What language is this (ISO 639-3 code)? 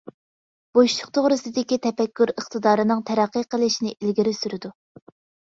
uig